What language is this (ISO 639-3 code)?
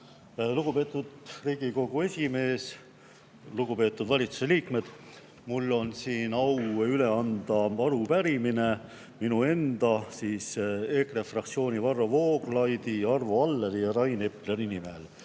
est